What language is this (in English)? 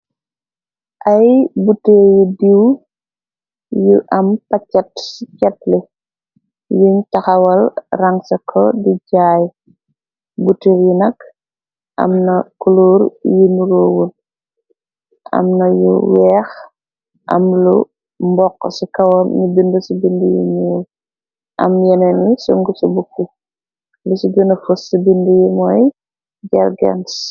Wolof